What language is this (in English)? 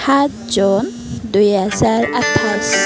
Assamese